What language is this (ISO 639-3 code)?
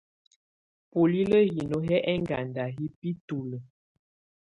tvu